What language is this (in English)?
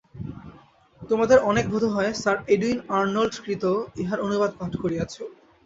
Bangla